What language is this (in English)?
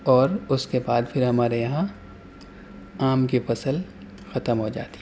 Urdu